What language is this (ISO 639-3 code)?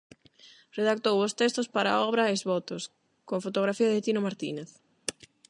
glg